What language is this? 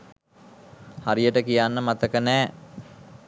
Sinhala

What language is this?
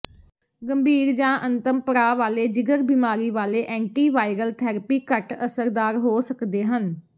Punjabi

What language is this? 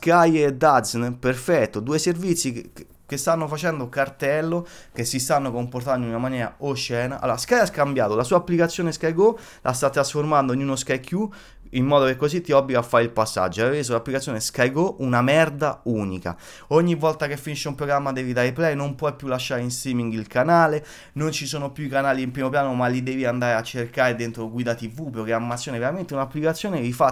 Italian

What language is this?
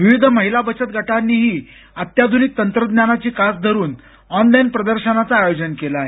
Marathi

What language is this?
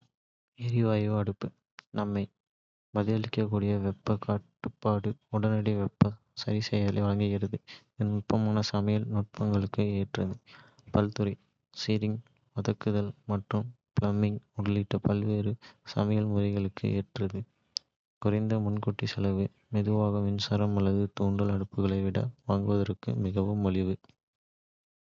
Kota (India)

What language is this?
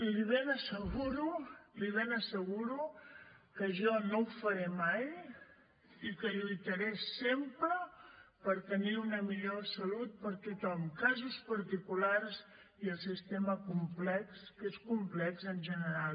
Catalan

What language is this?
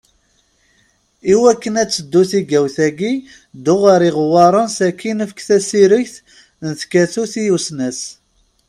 Kabyle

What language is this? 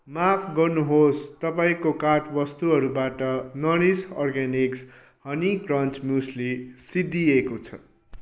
Nepali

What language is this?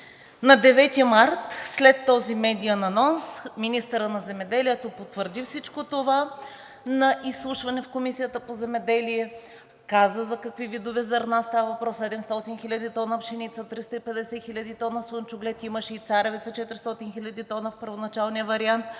Bulgarian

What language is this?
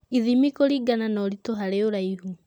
Kikuyu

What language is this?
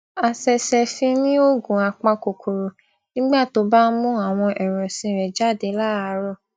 Yoruba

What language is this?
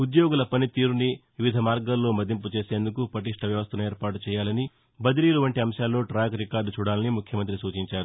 Telugu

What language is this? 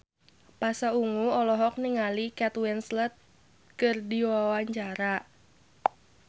Sundanese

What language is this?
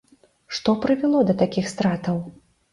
Belarusian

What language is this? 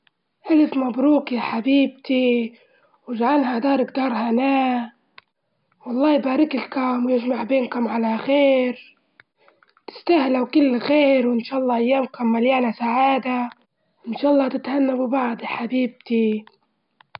Libyan Arabic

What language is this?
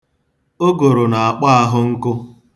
Igbo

